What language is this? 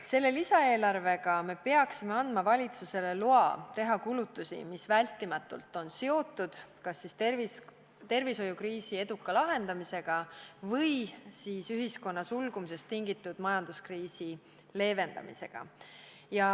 Estonian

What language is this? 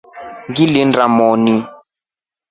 Rombo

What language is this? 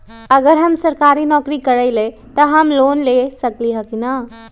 Magahi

